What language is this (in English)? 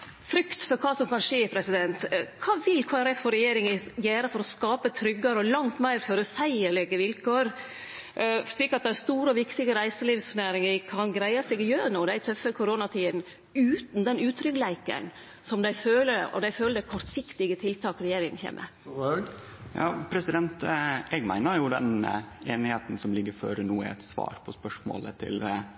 Norwegian Nynorsk